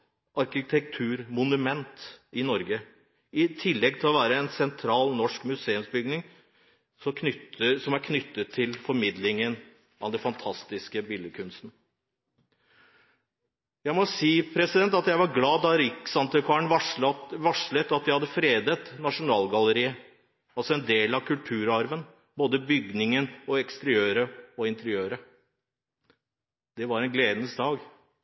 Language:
Norwegian Bokmål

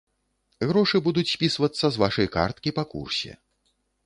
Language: Belarusian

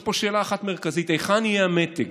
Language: Hebrew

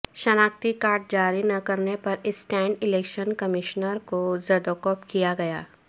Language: Urdu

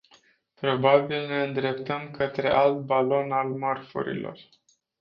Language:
Romanian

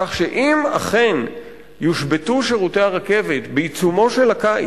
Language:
Hebrew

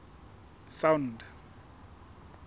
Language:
Southern Sotho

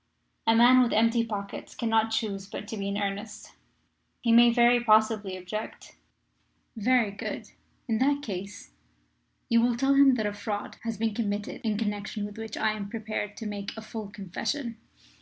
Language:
English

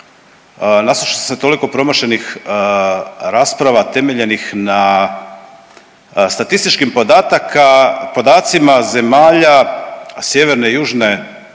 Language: Croatian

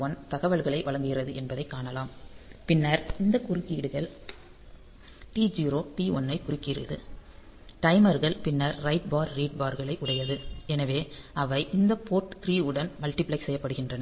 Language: Tamil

